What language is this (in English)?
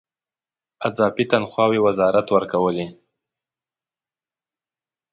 Pashto